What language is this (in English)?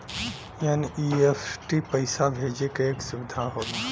Bhojpuri